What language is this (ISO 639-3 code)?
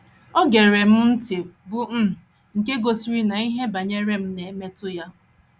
ibo